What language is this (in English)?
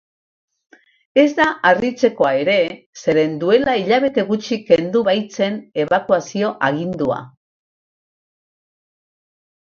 Basque